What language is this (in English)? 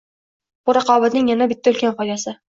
Uzbek